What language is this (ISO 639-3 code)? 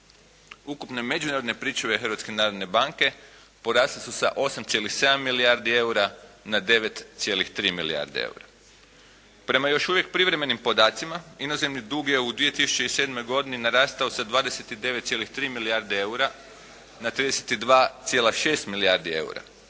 hrv